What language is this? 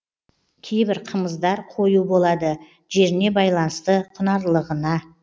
Kazakh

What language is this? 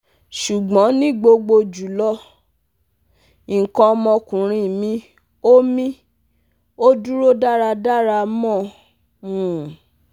Yoruba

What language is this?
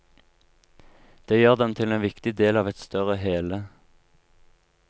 Norwegian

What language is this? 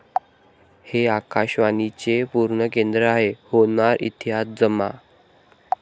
Marathi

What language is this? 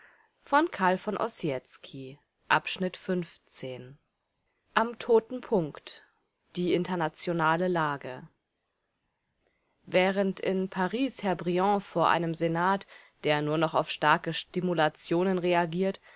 German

